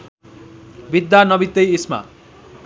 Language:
Nepali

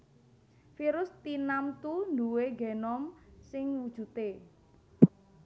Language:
Javanese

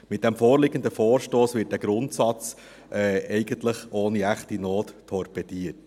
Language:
Swiss German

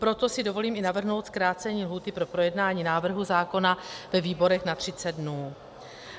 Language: Czech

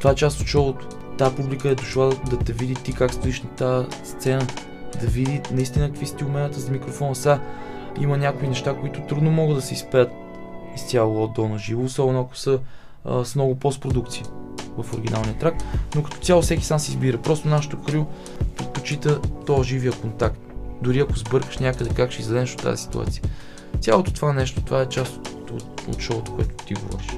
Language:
Bulgarian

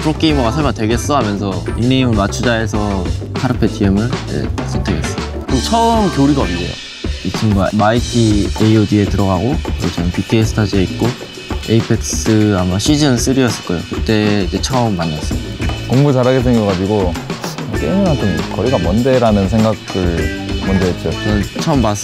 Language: Korean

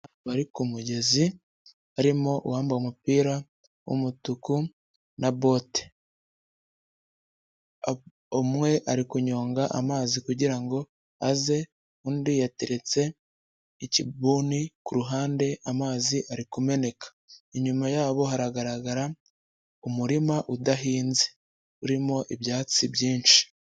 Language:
Kinyarwanda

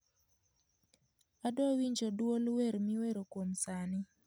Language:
Luo (Kenya and Tanzania)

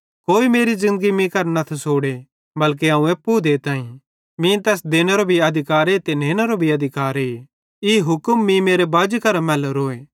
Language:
Bhadrawahi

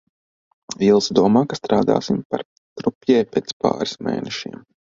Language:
Latvian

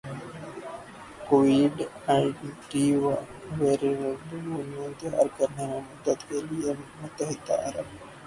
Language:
Urdu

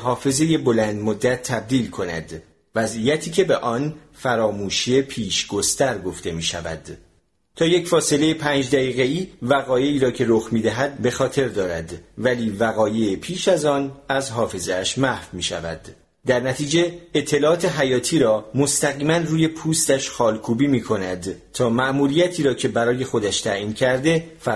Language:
Persian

